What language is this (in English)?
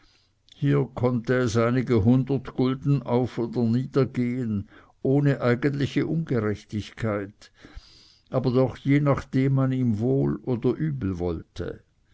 German